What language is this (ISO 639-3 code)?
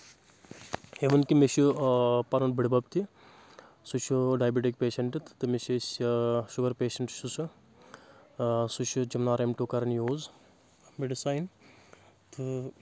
kas